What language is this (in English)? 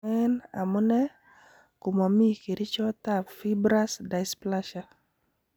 Kalenjin